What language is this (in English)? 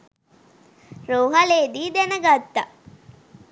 Sinhala